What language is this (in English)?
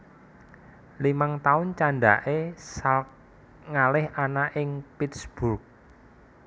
Javanese